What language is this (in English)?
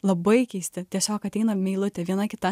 Lithuanian